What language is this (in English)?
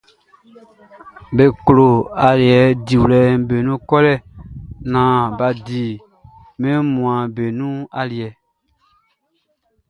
Baoulé